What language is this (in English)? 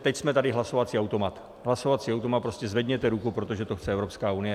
Czech